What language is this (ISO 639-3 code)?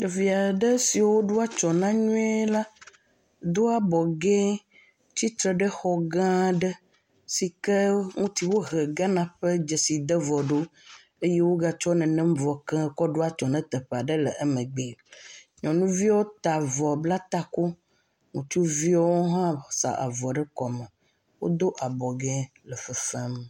ewe